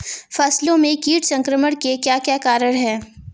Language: Hindi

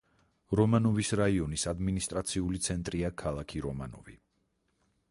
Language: Georgian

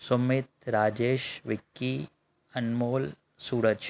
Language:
Sindhi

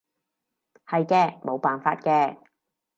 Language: Cantonese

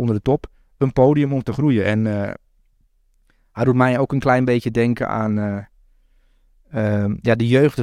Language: Dutch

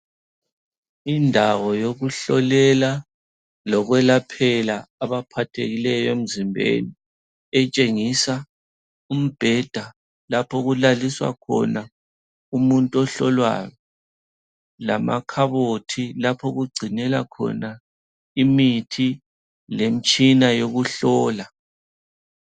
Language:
North Ndebele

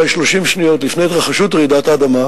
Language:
Hebrew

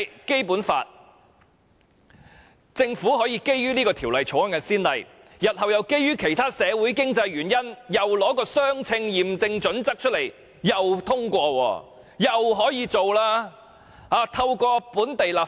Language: Cantonese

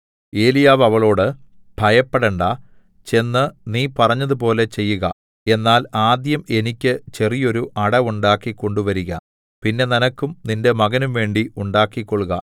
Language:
Malayalam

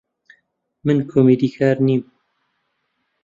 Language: Central Kurdish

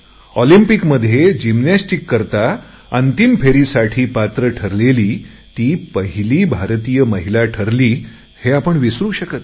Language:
Marathi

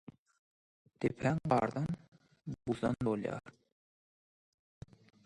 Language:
Turkmen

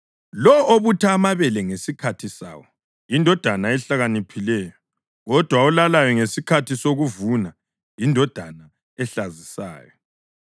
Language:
North Ndebele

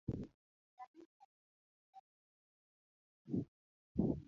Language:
Luo (Kenya and Tanzania)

